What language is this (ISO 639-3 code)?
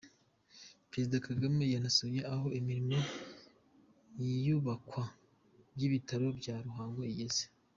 kin